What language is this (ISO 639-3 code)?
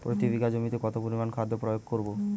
ben